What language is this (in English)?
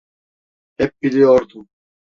Turkish